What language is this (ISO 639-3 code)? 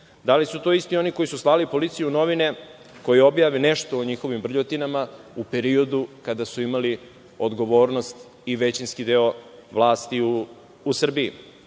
srp